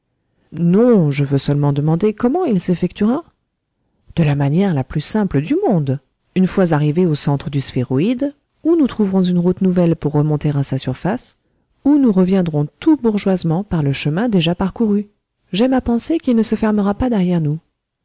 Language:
French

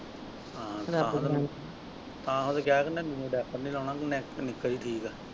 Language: Punjabi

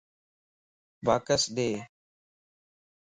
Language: Lasi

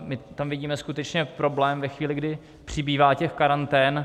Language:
Czech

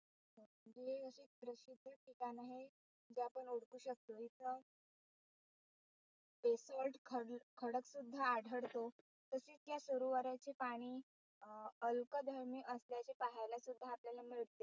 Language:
Marathi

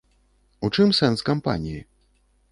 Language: Belarusian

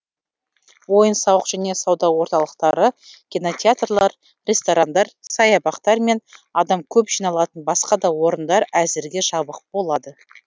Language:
Kazakh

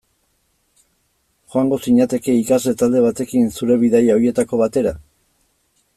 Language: Basque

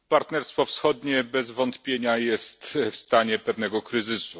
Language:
Polish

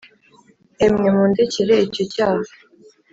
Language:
Kinyarwanda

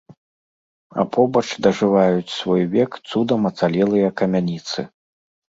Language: Belarusian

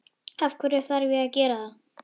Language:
Icelandic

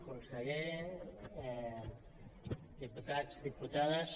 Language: Catalan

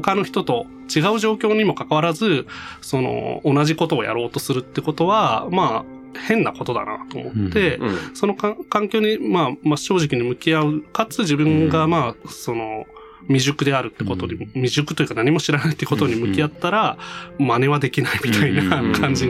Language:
Japanese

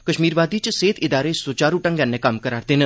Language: Dogri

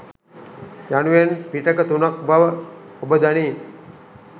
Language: Sinhala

